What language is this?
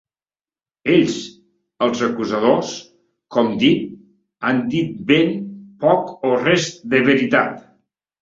Catalan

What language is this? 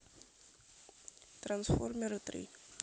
Russian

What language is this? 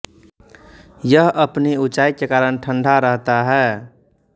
Hindi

